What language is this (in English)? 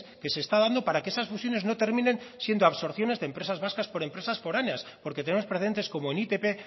Spanish